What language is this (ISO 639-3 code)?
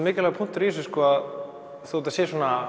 isl